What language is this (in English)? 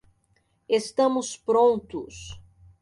Portuguese